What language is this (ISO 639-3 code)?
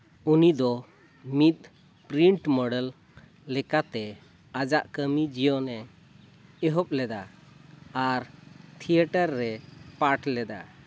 sat